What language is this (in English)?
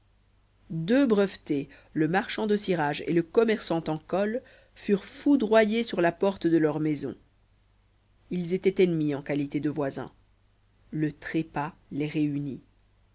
French